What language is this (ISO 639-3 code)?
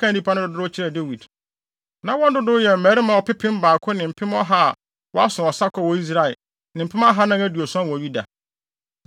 aka